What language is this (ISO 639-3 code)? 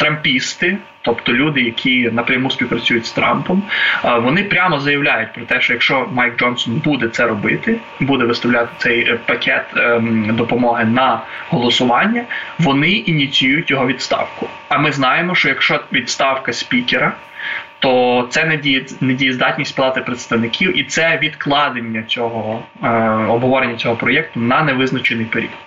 ukr